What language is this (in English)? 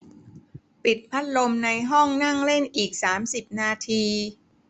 Thai